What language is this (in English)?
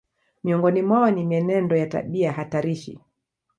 Swahili